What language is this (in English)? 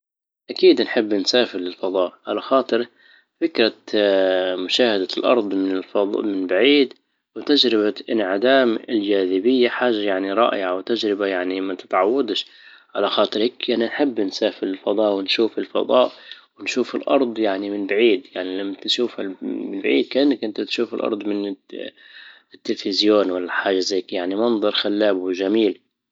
Libyan Arabic